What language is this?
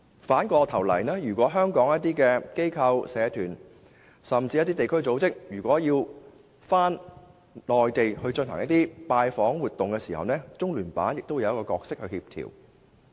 Cantonese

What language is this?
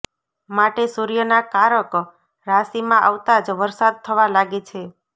Gujarati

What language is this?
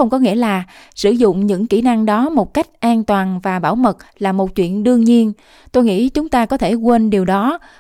Vietnamese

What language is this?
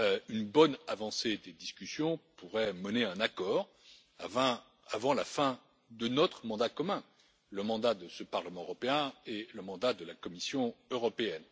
French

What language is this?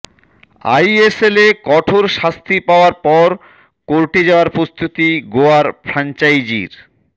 Bangla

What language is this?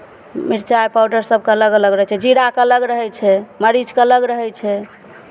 Maithili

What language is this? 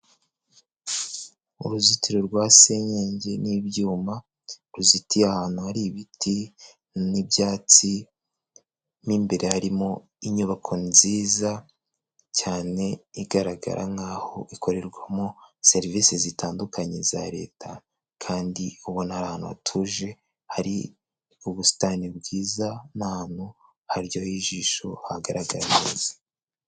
Kinyarwanda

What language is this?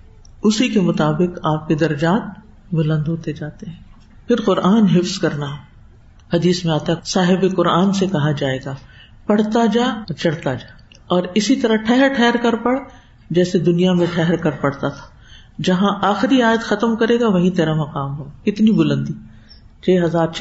Urdu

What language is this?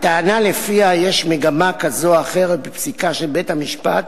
Hebrew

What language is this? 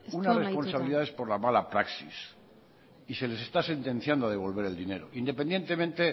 Spanish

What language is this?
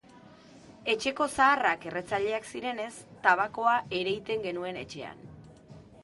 Basque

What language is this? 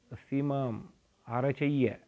Sanskrit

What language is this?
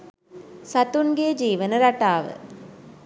Sinhala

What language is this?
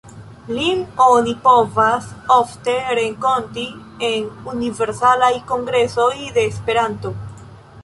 Esperanto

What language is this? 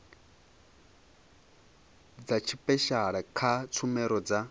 Venda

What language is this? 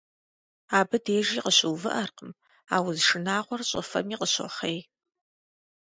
Kabardian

